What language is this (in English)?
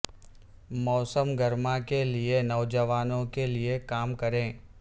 Urdu